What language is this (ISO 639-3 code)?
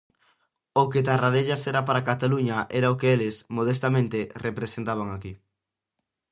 glg